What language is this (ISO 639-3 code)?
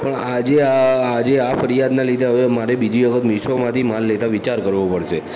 guj